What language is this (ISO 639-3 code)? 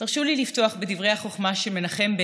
heb